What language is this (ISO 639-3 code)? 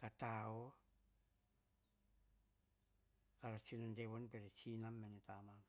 hah